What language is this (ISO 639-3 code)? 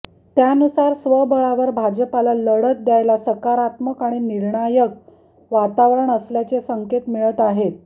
mar